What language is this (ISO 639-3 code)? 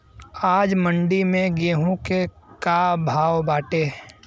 bho